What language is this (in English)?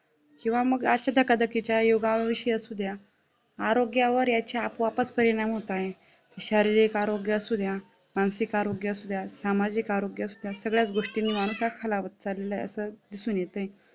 Marathi